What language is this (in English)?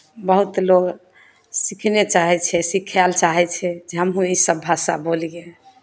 Maithili